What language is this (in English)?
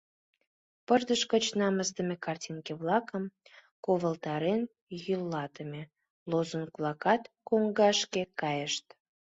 Mari